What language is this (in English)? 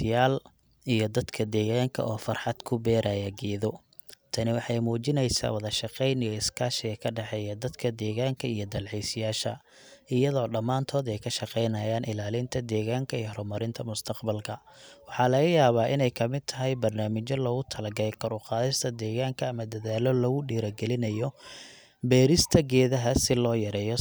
Somali